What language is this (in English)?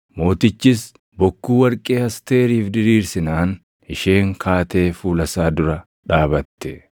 Oromo